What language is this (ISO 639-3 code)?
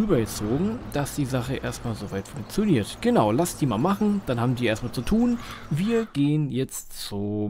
deu